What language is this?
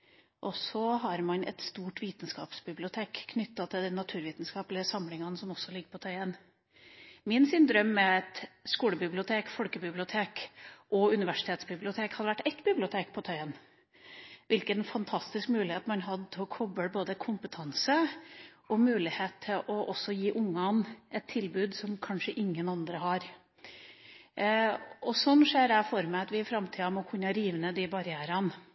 Norwegian Bokmål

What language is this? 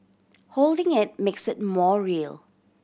English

